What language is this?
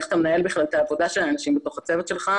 Hebrew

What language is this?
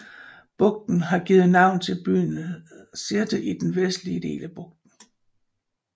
Danish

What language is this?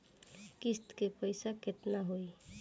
Bhojpuri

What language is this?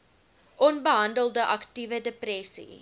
Afrikaans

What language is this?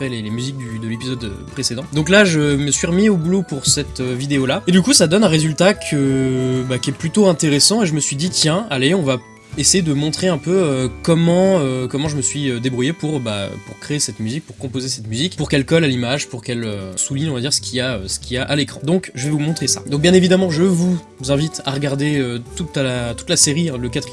French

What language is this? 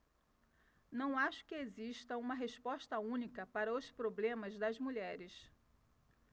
Portuguese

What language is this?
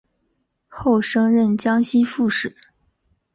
Chinese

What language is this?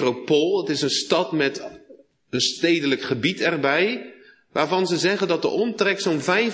Dutch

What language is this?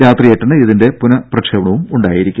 Malayalam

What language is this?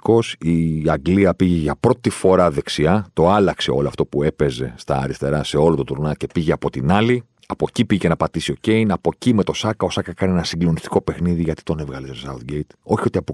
Greek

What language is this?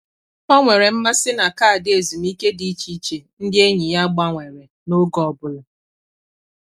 Igbo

